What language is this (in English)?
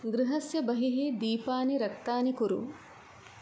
Sanskrit